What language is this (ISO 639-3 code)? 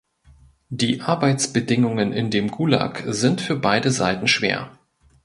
deu